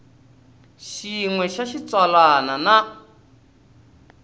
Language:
Tsonga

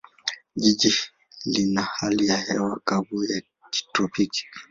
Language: Swahili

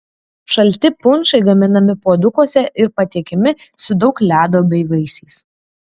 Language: Lithuanian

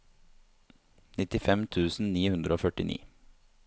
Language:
Norwegian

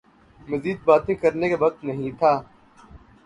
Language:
Urdu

